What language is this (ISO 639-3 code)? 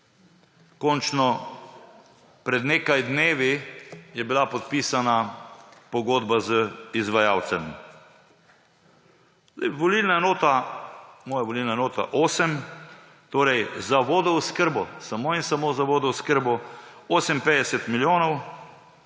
slv